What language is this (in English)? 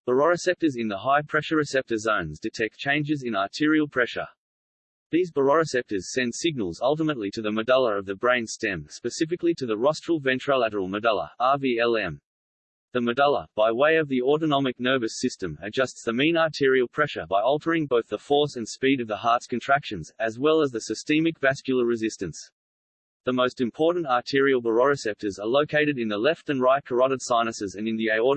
English